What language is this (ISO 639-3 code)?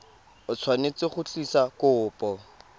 tsn